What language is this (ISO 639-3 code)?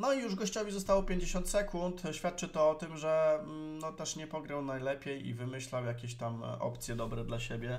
pol